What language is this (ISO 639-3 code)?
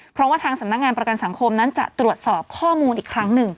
tha